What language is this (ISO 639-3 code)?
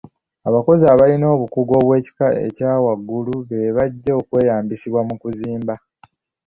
lug